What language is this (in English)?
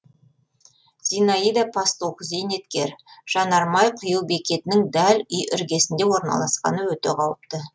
Kazakh